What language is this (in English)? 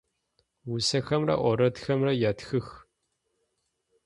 Adyghe